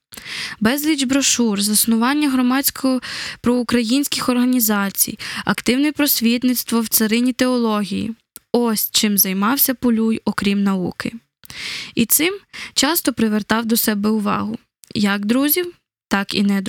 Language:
Ukrainian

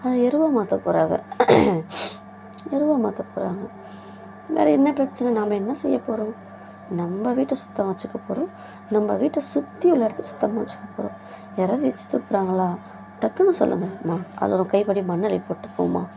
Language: Tamil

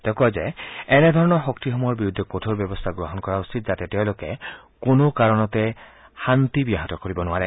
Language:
Assamese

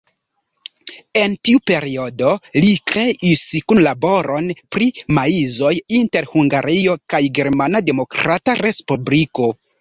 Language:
Esperanto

